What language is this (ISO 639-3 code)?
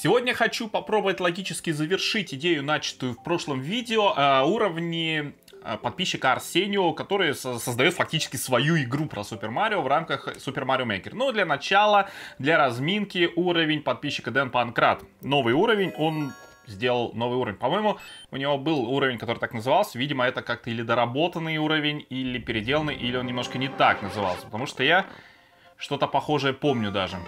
rus